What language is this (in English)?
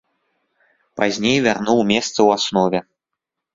Belarusian